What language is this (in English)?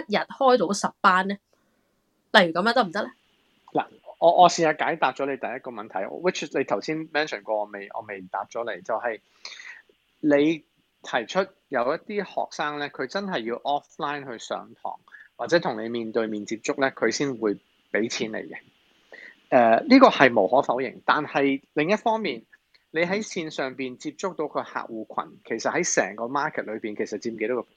Chinese